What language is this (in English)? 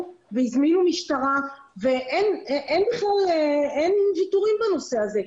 Hebrew